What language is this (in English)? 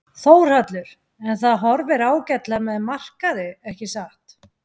Icelandic